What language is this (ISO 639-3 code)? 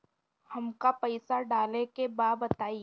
bho